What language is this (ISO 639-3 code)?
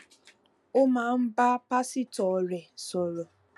yor